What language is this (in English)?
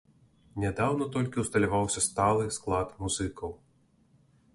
Belarusian